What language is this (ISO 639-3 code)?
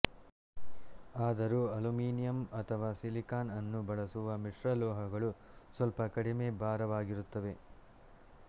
kan